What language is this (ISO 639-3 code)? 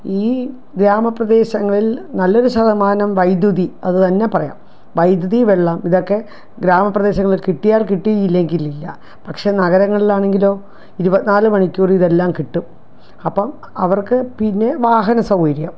mal